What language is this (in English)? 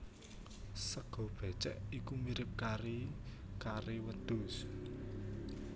Javanese